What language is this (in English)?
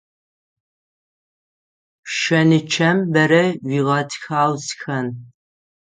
Adyghe